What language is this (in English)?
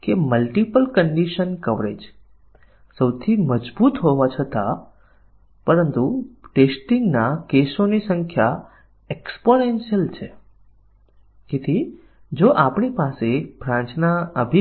Gujarati